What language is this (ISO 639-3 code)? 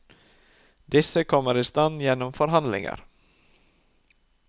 nor